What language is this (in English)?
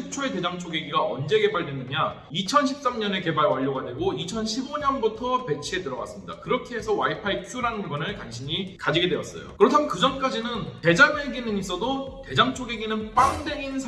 Korean